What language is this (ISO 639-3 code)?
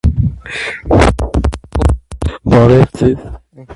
hye